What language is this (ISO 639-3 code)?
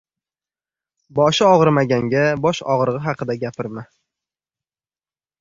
uzb